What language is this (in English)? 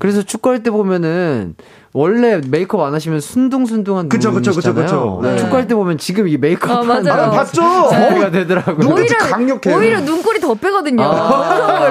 Korean